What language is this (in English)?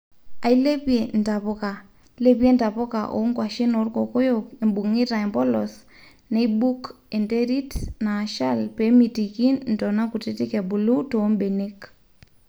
Masai